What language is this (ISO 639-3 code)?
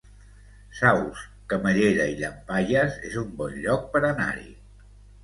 cat